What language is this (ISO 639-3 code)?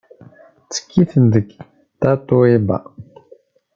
kab